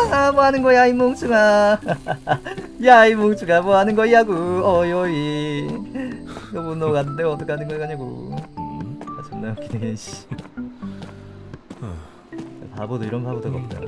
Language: Korean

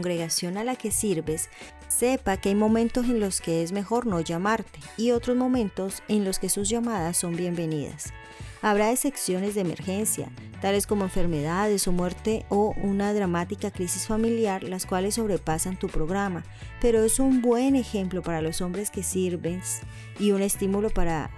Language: Spanish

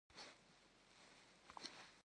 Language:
Kabardian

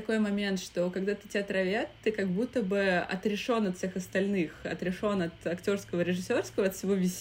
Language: Russian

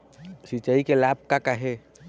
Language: Chhattisgarhi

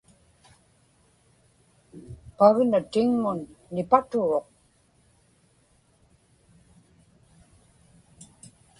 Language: Inupiaq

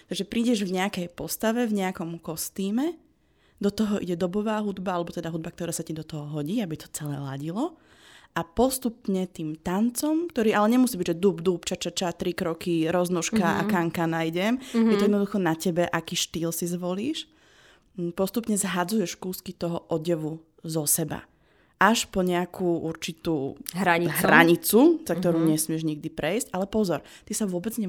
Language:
Slovak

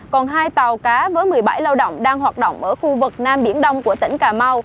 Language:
Vietnamese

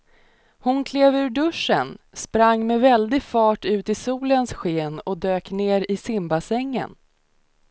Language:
Swedish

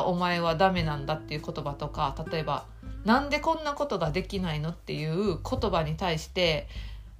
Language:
Japanese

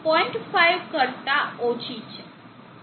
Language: Gujarati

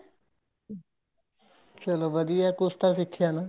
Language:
Punjabi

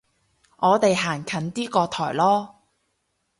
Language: Cantonese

